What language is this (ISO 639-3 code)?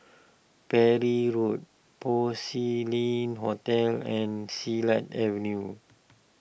eng